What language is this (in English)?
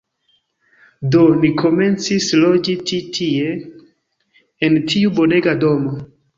Esperanto